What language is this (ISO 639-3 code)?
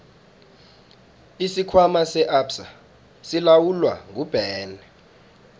nbl